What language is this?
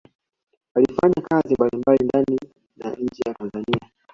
Swahili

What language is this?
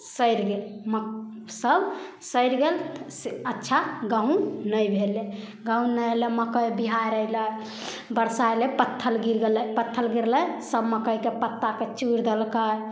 Maithili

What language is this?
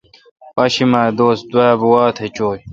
Kalkoti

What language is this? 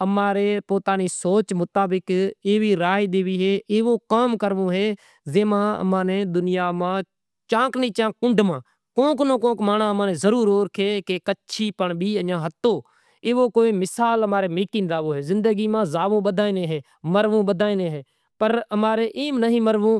Kachi Koli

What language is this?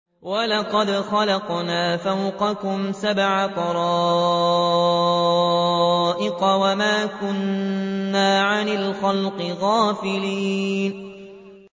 Arabic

